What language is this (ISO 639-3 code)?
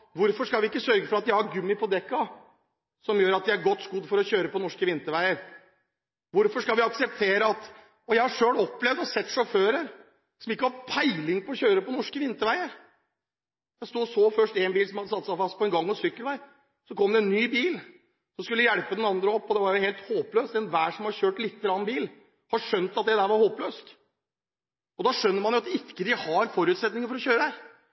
nob